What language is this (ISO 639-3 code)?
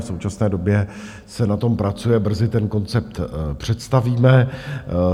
ces